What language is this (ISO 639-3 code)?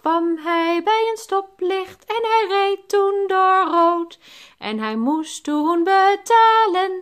nld